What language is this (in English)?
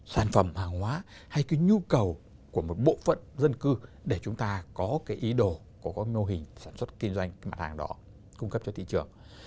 Vietnamese